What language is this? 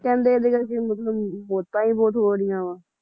Punjabi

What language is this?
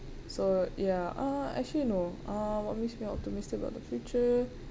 English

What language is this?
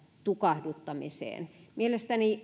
Finnish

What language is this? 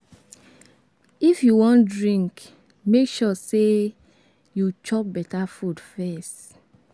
Nigerian Pidgin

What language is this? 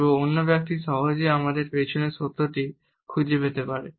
Bangla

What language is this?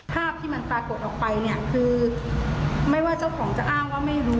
Thai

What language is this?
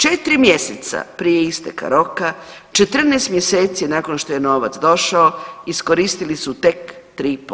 Croatian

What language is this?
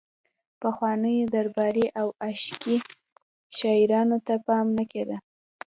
Pashto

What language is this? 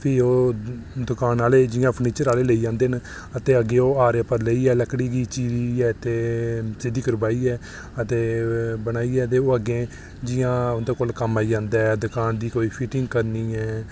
Dogri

